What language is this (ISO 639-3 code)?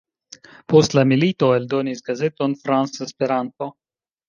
epo